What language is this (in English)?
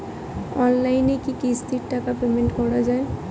Bangla